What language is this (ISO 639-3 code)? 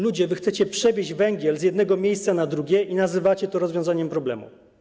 pol